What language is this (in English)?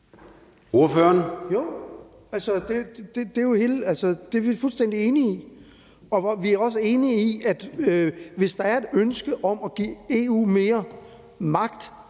Danish